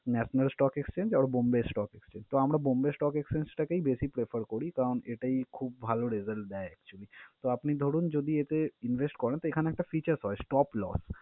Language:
Bangla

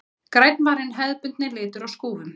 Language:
Icelandic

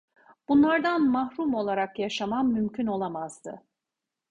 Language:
Turkish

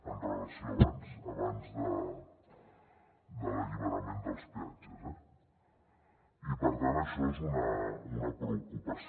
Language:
Catalan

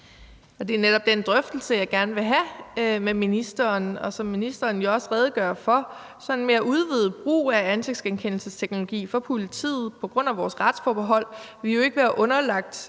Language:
Danish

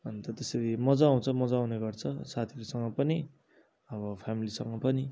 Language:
Nepali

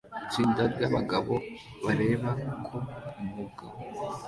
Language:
Kinyarwanda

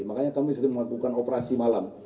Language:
Indonesian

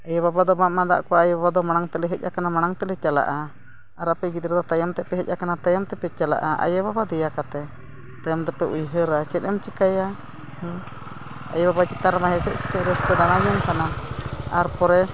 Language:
Santali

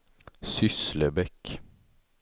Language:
Swedish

